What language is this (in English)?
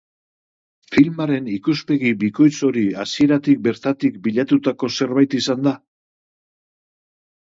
Basque